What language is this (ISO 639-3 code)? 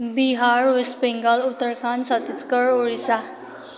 nep